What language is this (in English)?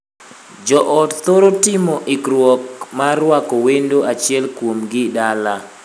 Luo (Kenya and Tanzania)